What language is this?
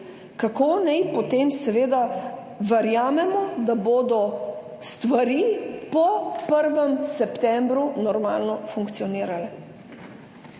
Slovenian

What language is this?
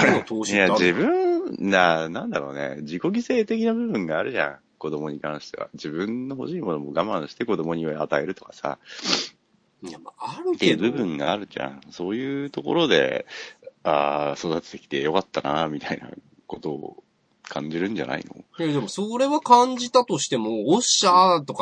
Japanese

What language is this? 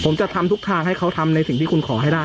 Thai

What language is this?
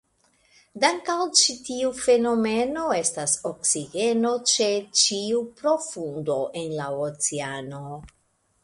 Esperanto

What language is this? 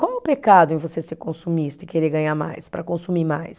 Portuguese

